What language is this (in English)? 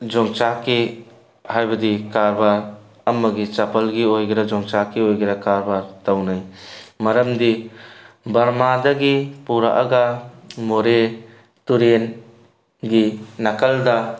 Manipuri